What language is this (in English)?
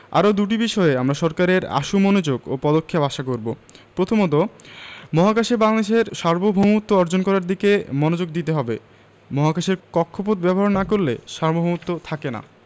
Bangla